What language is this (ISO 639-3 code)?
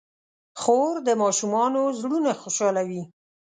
pus